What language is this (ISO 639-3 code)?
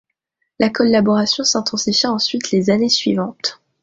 fra